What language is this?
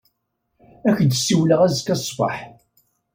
Kabyle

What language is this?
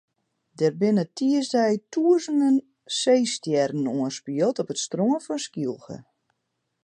Western Frisian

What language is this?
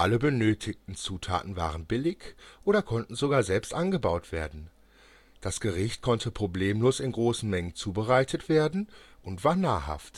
German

